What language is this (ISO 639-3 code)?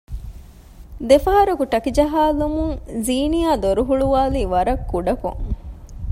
div